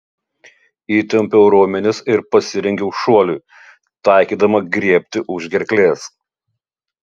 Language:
Lithuanian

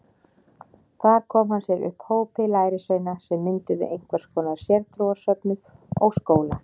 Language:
Icelandic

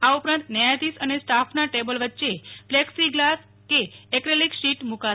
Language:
Gujarati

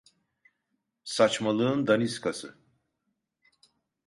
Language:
Turkish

